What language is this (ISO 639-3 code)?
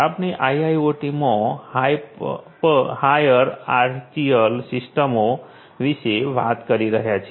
guj